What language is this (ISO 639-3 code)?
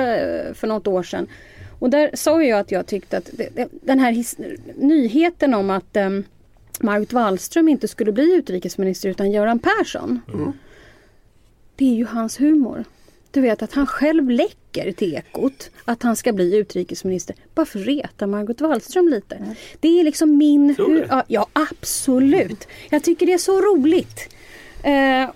swe